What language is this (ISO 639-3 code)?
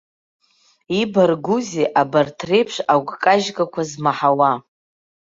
abk